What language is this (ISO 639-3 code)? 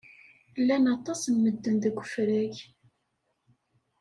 kab